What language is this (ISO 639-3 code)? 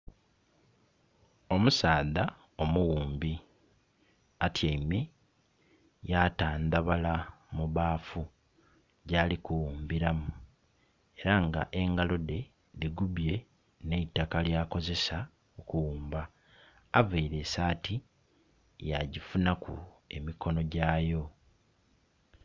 xog